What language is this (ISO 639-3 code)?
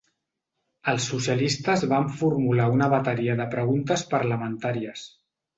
cat